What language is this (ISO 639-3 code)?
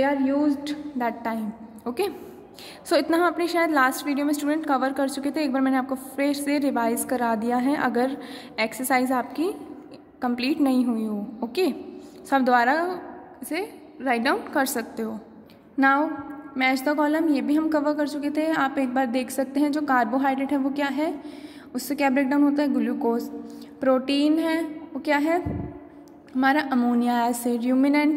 hin